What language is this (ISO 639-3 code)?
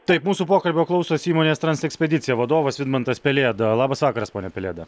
lit